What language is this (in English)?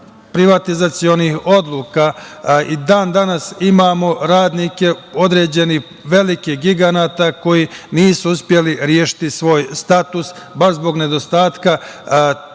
Serbian